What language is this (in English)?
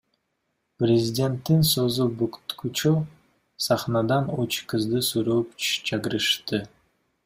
Kyrgyz